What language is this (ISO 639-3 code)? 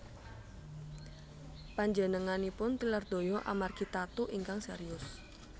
jav